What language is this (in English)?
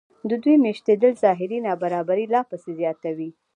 Pashto